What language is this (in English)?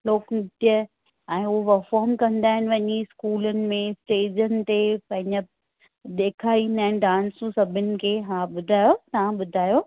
Sindhi